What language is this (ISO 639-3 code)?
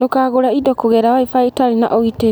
kik